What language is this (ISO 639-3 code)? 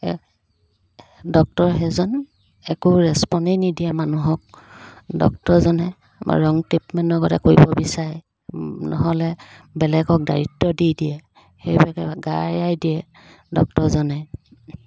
asm